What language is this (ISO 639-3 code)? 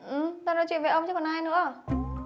vie